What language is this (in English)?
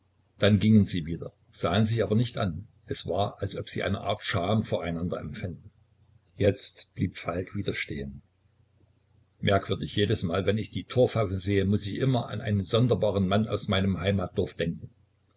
German